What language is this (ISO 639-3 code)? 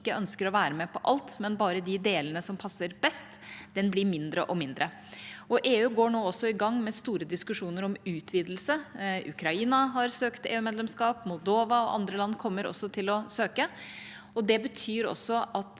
nor